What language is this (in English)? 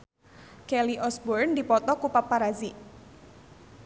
Sundanese